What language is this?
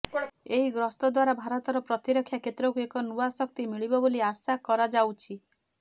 Odia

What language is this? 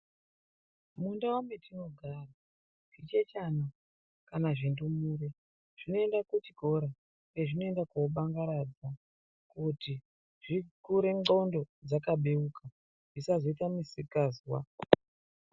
Ndau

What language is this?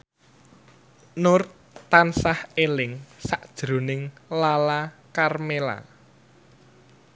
Javanese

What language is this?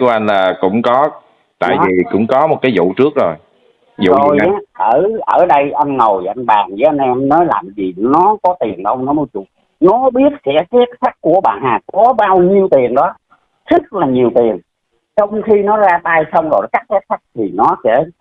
Vietnamese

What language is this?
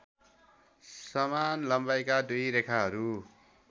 Nepali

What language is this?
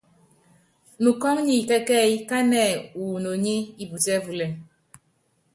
Yangben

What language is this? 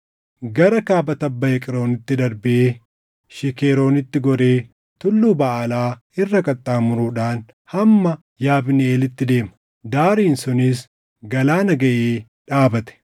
Oromo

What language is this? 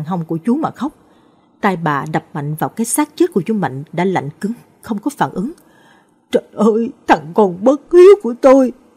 Vietnamese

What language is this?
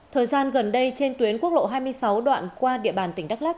Vietnamese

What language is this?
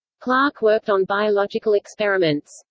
English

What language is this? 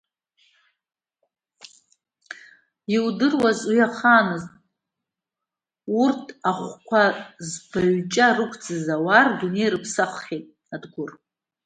Abkhazian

